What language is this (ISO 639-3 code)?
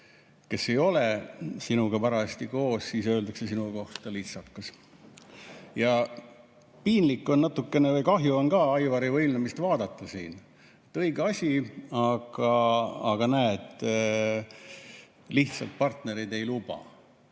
est